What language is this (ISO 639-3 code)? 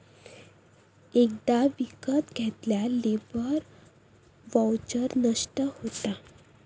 mar